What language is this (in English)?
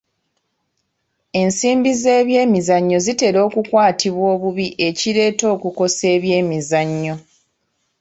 Ganda